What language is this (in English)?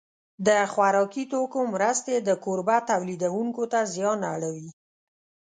Pashto